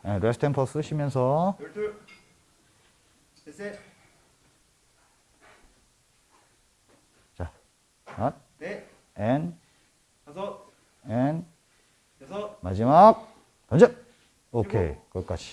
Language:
Korean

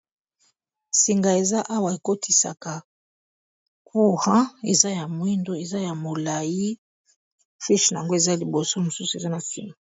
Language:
Lingala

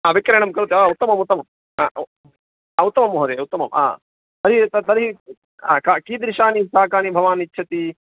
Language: Sanskrit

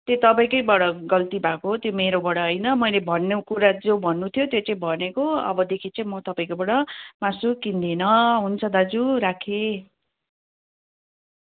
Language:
Nepali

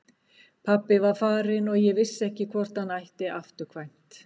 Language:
Icelandic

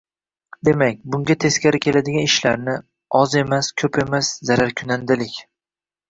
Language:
Uzbek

